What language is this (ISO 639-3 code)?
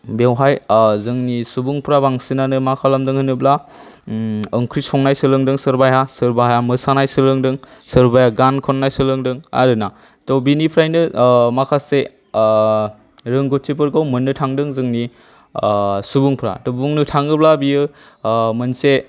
brx